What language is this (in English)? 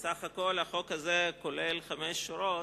Hebrew